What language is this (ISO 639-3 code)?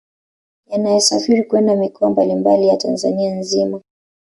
swa